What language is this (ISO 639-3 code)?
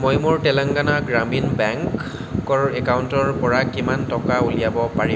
asm